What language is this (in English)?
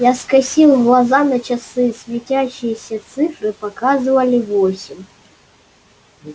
Russian